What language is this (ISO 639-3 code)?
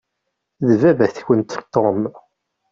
kab